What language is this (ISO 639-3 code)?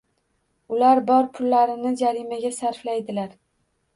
uzb